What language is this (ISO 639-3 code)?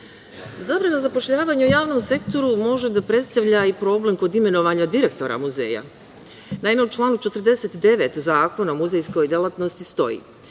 srp